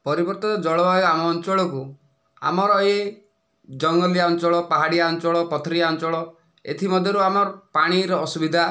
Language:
Odia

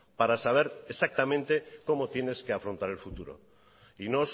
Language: Spanish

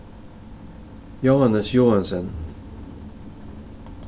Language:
Faroese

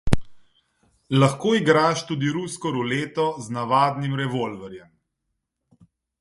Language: Slovenian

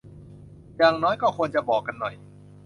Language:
Thai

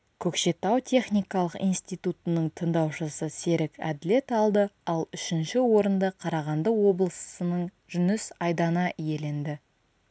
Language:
Kazakh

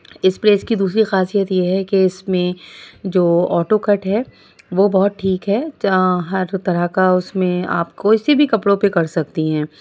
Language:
Urdu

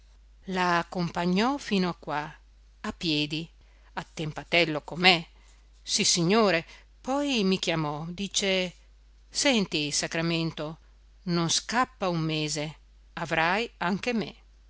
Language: Italian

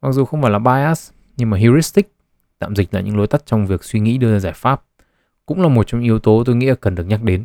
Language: Vietnamese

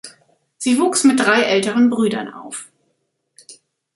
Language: German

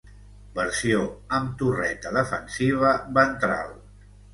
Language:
Catalan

